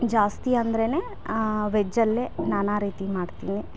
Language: Kannada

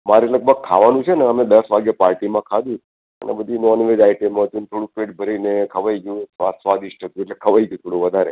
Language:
Gujarati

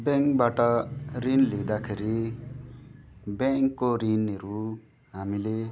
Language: Nepali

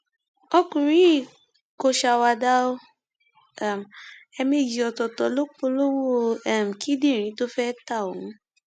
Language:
Yoruba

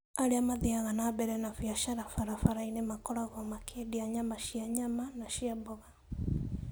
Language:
Kikuyu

